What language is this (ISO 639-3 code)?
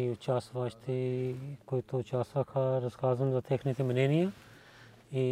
bul